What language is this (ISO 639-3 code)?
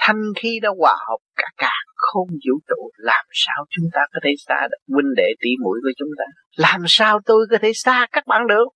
vie